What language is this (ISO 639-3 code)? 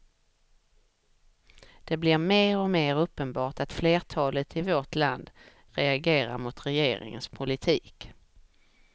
swe